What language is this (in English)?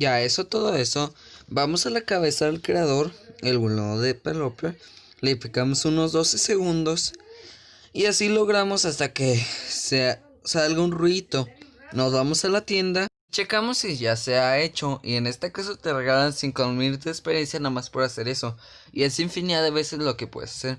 Spanish